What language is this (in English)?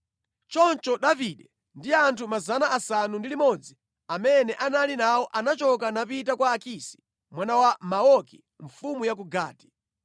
Nyanja